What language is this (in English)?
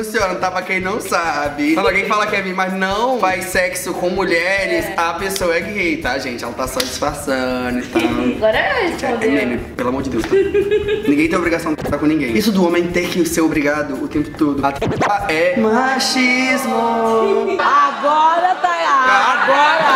Portuguese